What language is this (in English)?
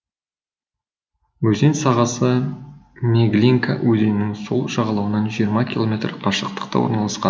Kazakh